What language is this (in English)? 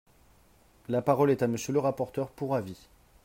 French